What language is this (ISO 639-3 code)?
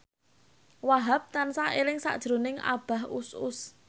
jav